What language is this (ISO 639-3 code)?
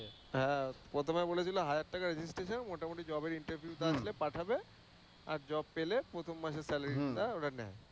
ben